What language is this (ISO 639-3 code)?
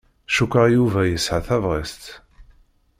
kab